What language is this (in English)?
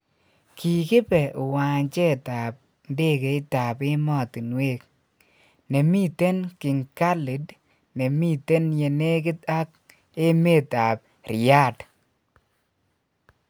Kalenjin